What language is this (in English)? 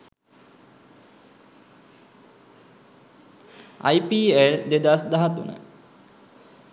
Sinhala